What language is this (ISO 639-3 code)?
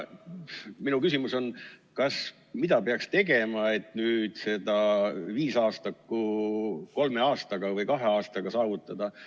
est